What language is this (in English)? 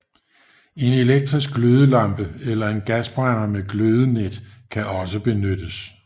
Danish